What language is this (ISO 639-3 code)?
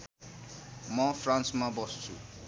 nep